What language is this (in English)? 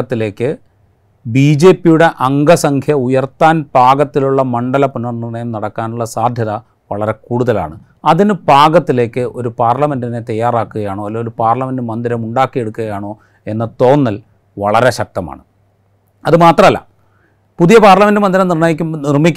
Malayalam